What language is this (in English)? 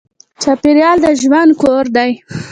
Pashto